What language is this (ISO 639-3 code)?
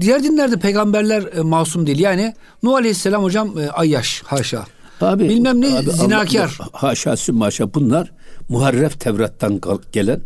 tur